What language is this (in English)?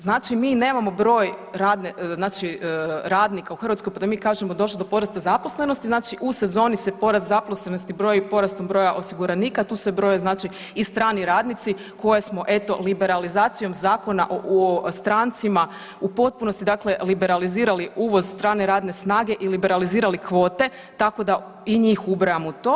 Croatian